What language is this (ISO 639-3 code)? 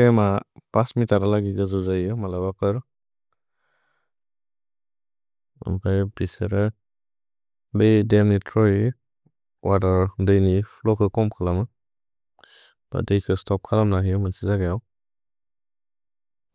brx